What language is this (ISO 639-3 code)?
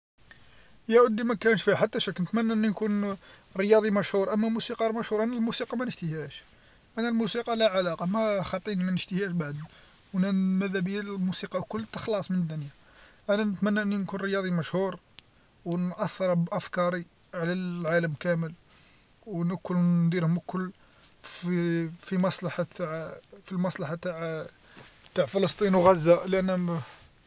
arq